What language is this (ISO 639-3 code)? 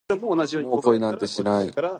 jpn